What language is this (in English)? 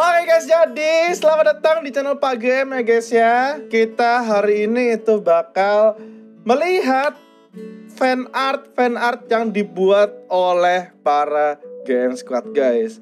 Indonesian